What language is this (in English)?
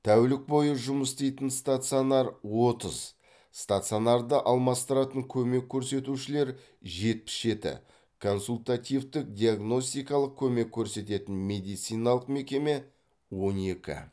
Kazakh